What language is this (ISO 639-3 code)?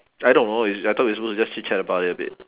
eng